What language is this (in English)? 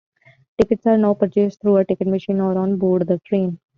English